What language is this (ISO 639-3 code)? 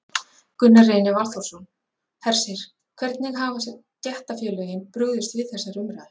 isl